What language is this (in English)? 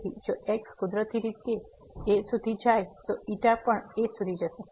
Gujarati